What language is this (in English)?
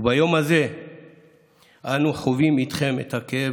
Hebrew